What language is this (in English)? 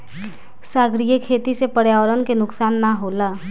Bhojpuri